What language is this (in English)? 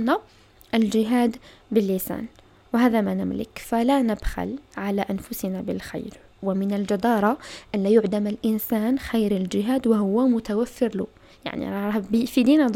Arabic